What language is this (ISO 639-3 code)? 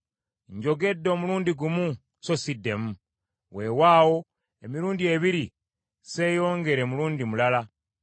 lug